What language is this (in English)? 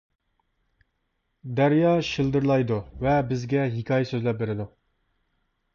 Uyghur